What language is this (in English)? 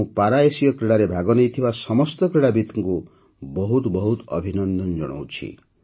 Odia